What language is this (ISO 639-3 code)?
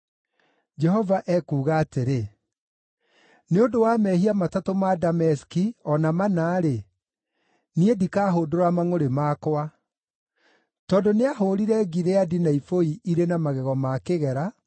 kik